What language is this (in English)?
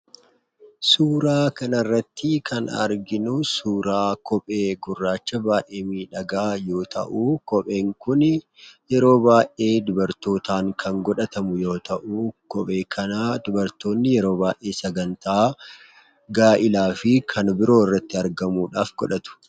Oromo